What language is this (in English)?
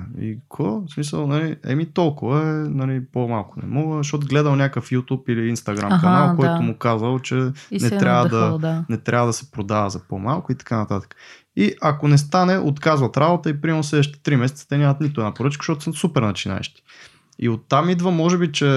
Bulgarian